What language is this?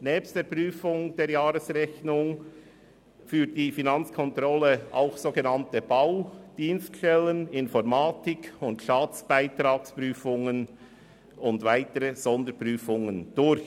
Swiss German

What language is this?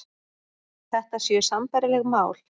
Icelandic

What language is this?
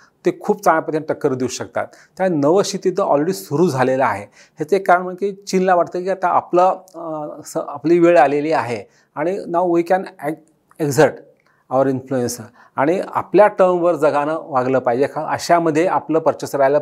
Marathi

